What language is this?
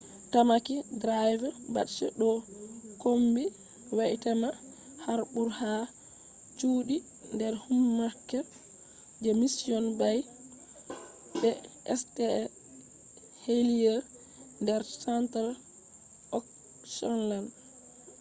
Fula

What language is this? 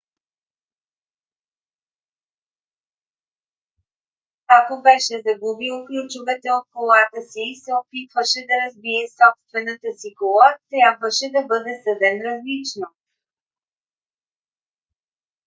Bulgarian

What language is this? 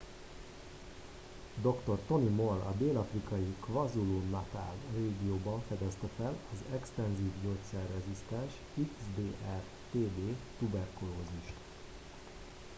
Hungarian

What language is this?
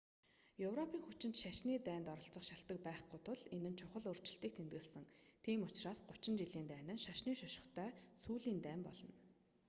Mongolian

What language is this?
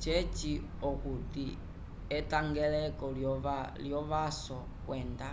Umbundu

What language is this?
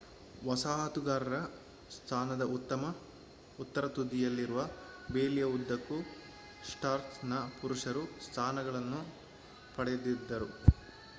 Kannada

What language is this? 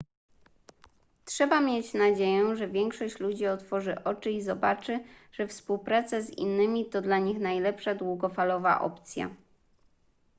Polish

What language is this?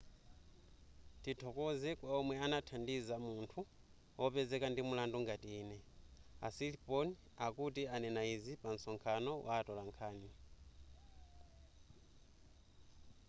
Nyanja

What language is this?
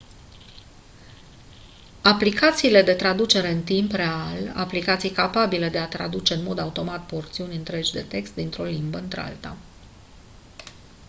Romanian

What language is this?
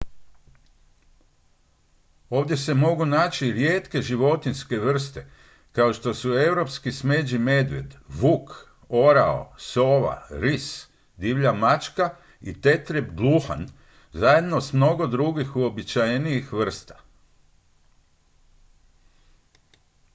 Croatian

